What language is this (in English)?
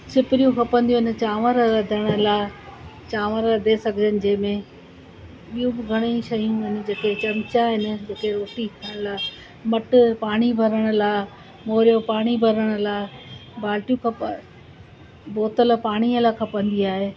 Sindhi